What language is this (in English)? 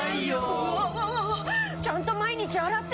Japanese